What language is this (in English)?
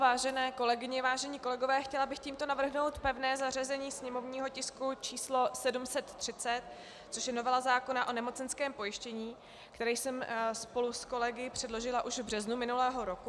Czech